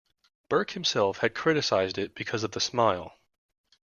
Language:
English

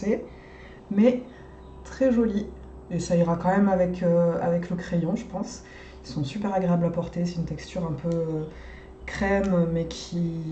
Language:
French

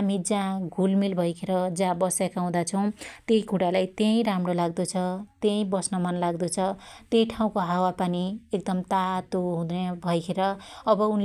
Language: Dotyali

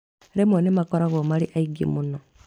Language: Kikuyu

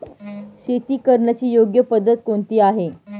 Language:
Marathi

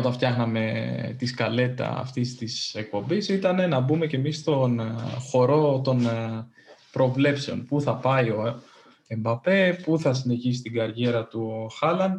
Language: Greek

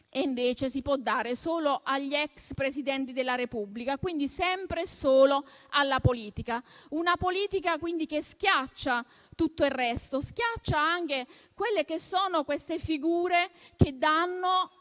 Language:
Italian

